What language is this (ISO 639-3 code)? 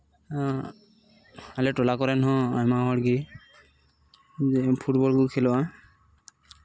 sat